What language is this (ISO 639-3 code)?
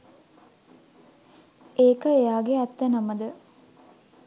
sin